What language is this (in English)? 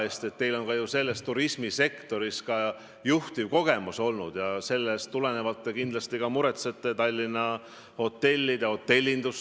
Estonian